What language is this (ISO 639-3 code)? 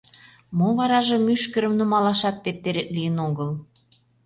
chm